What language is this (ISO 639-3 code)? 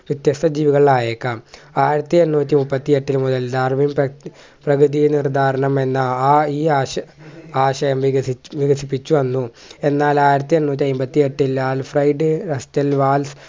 mal